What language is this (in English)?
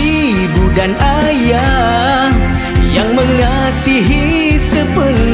Malay